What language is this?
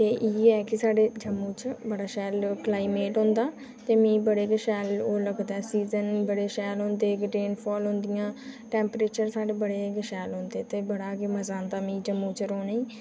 Dogri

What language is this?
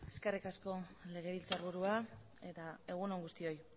Basque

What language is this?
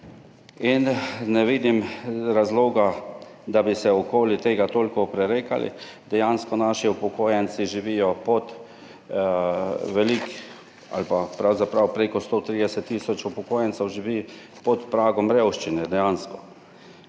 Slovenian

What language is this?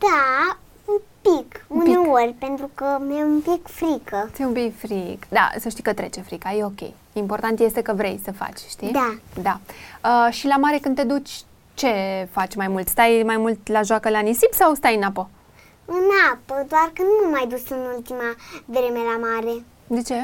Romanian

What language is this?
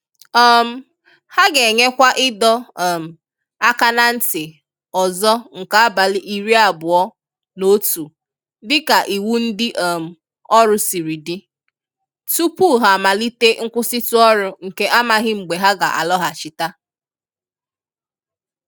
Igbo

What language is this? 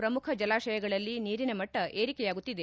Kannada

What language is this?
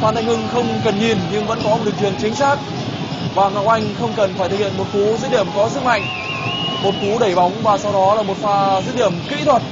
Vietnamese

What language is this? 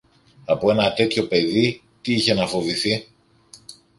Greek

